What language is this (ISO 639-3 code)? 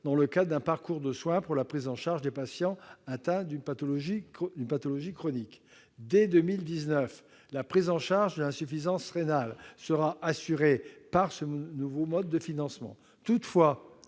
fra